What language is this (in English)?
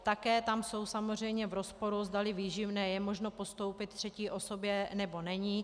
Czech